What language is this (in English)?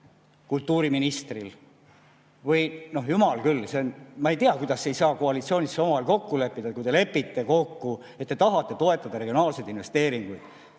Estonian